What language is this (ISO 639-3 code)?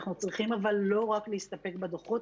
heb